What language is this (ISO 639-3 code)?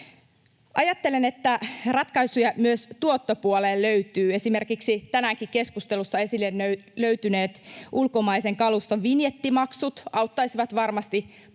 fin